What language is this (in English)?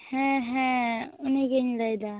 Santali